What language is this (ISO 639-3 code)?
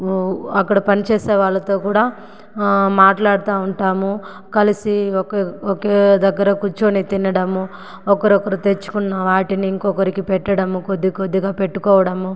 tel